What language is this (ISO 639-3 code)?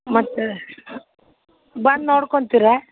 kan